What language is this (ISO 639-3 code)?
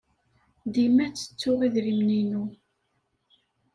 kab